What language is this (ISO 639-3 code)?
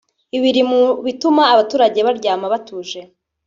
kin